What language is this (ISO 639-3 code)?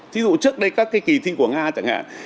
vie